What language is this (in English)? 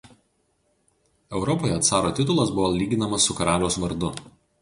Lithuanian